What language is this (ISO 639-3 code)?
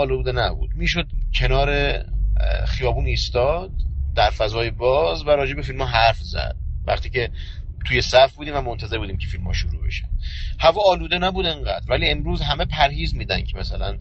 fas